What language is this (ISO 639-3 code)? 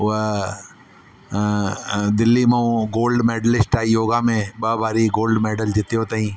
snd